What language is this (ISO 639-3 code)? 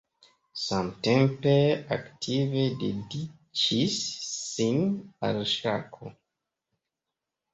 epo